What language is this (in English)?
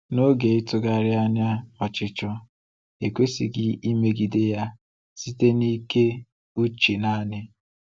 Igbo